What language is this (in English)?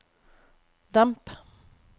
Norwegian